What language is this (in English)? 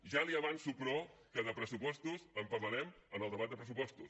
Catalan